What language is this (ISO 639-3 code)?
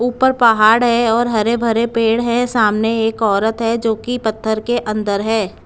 hin